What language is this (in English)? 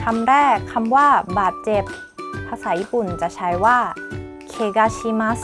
Thai